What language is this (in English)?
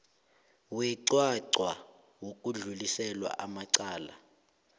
South Ndebele